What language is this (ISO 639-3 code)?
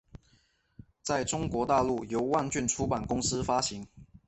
zho